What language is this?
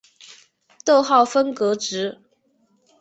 Chinese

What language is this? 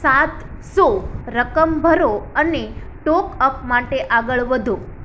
Gujarati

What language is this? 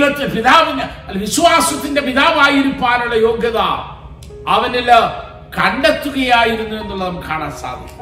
Malayalam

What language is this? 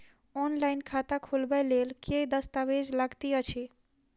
Maithili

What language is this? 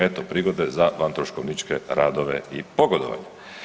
Croatian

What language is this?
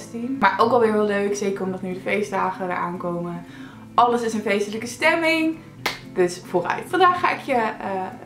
Dutch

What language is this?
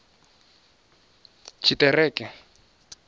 Venda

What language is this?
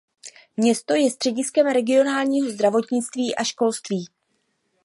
Czech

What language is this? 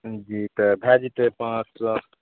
Maithili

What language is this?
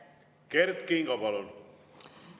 Estonian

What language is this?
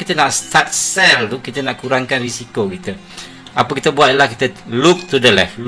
Malay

